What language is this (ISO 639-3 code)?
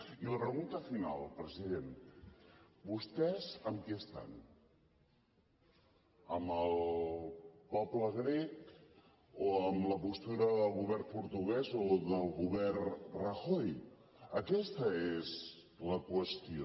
cat